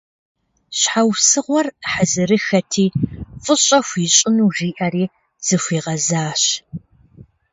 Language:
Kabardian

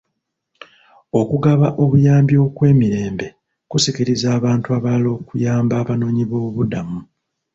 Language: Ganda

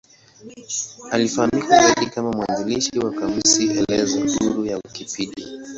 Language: Swahili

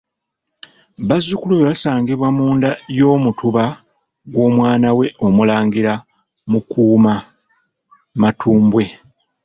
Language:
Ganda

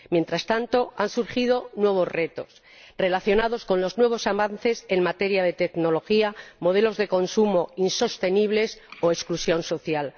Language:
Spanish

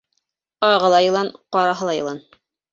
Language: Bashkir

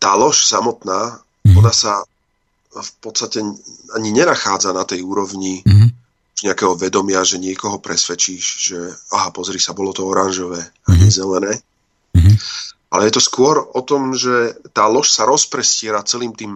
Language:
Slovak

